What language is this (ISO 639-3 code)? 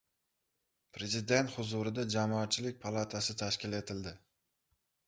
uzb